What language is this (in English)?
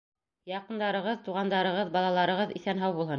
Bashkir